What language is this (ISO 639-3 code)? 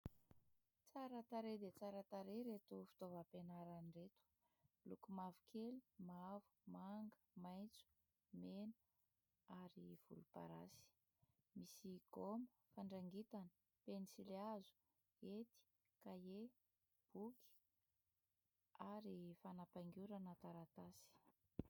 mlg